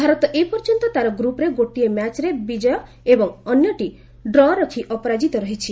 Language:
Odia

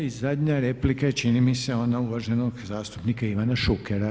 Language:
Croatian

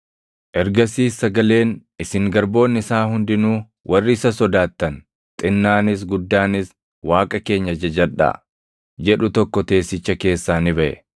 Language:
Oromo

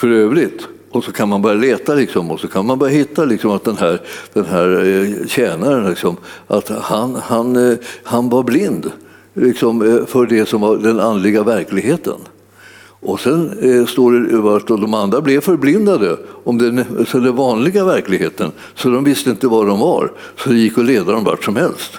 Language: Swedish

